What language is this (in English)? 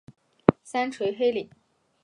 Chinese